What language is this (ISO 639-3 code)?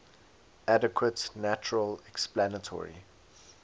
eng